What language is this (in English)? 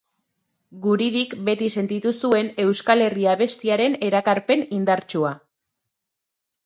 Basque